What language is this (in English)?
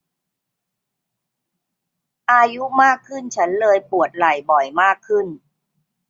Thai